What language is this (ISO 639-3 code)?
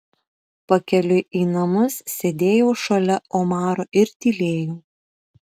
lit